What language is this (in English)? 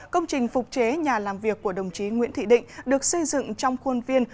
Vietnamese